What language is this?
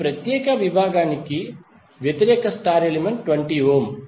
Telugu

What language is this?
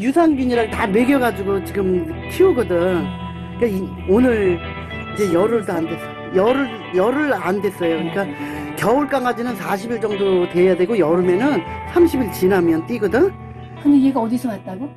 Korean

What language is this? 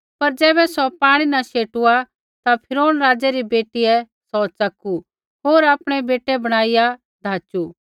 Kullu Pahari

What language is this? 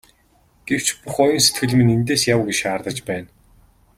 Mongolian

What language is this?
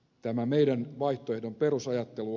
Finnish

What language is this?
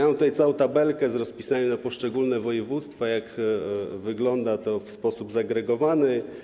Polish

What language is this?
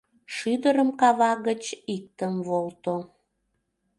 Mari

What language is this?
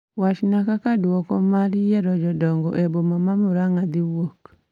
Luo (Kenya and Tanzania)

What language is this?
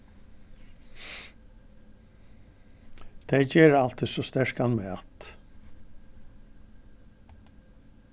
Faroese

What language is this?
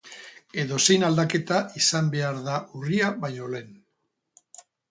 Basque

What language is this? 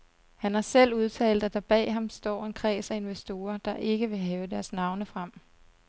Danish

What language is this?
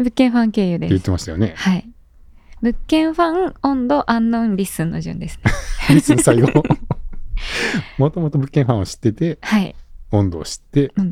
Japanese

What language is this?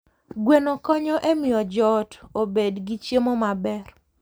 Luo (Kenya and Tanzania)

